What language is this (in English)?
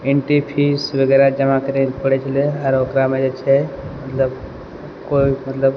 Maithili